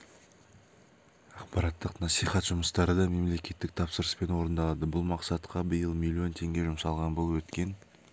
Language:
Kazakh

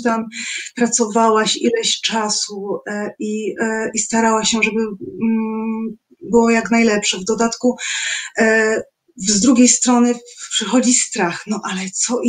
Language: Polish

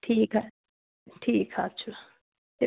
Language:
Kashmiri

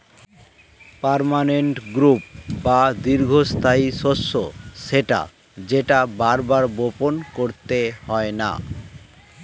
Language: Bangla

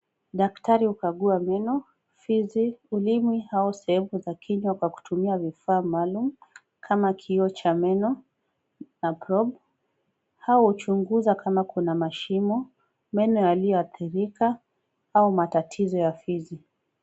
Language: Swahili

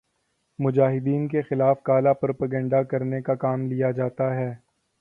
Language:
Urdu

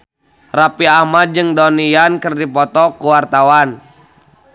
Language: Sundanese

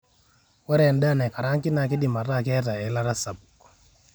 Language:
Masai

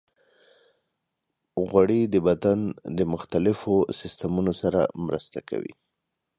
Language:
Pashto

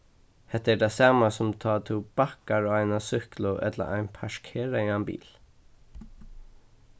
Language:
Faroese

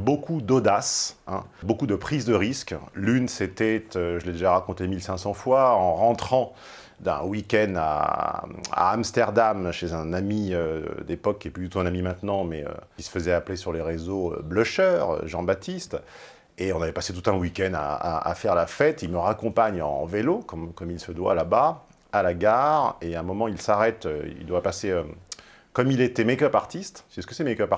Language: French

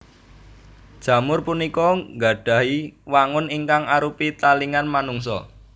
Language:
Javanese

